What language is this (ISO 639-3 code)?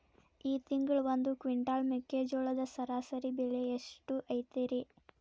kan